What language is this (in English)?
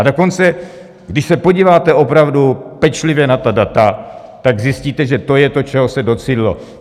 Czech